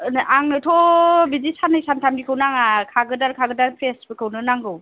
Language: Bodo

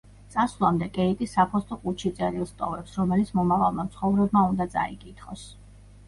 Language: Georgian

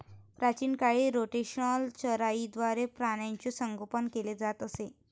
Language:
Marathi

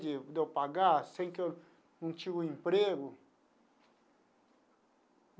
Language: Portuguese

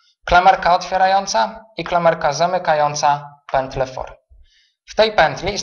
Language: Polish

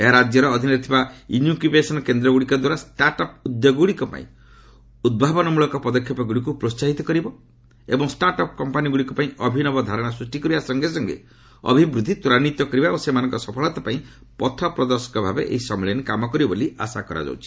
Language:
Odia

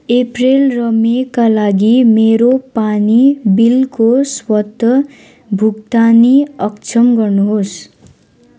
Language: Nepali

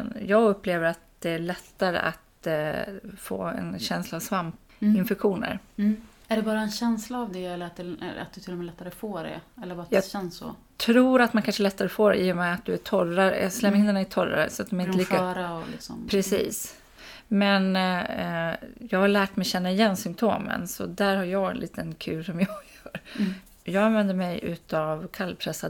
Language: Swedish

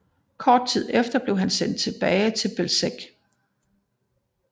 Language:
Danish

